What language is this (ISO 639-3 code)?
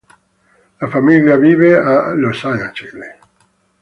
ita